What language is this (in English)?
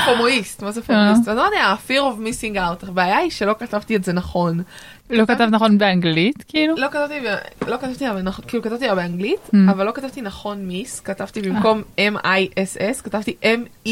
Hebrew